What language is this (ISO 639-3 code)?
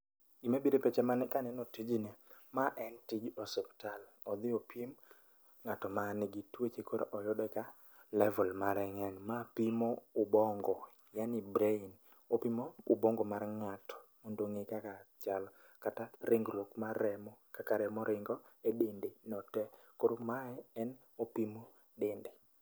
luo